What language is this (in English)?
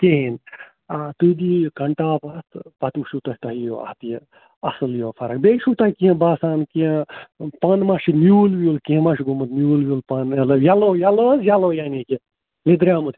Kashmiri